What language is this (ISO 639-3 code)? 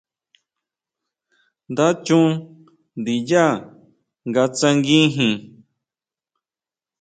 mau